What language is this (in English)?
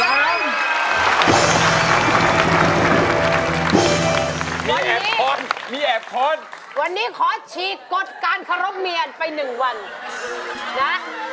Thai